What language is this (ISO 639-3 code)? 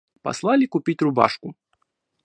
rus